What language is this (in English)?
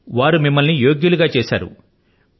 Telugu